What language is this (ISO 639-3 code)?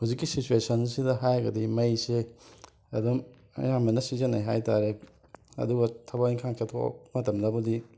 mni